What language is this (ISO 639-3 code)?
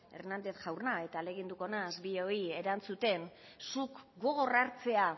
eus